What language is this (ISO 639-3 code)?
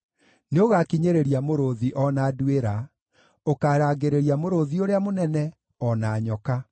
kik